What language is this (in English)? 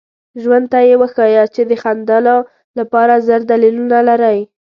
Pashto